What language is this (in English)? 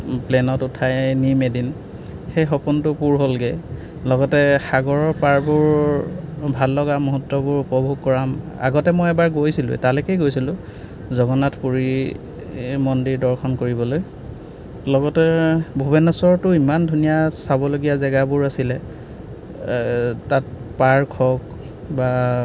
Assamese